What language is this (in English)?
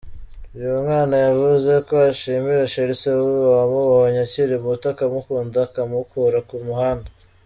Kinyarwanda